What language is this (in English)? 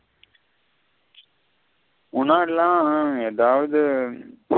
Tamil